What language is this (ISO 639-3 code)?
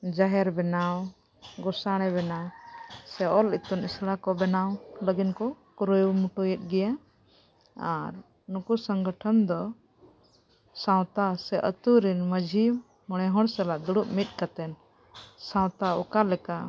sat